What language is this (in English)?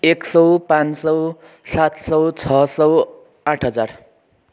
Nepali